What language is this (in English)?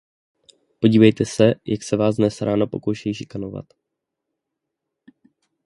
Czech